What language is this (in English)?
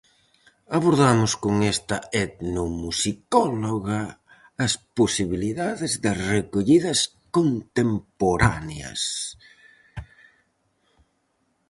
Galician